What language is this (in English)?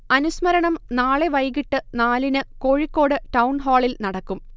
Malayalam